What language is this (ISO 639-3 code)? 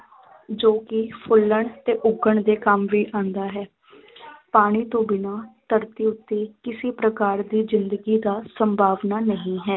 pan